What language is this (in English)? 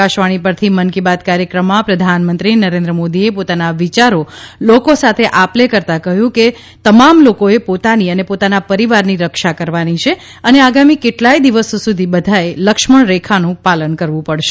Gujarati